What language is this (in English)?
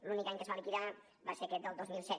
Catalan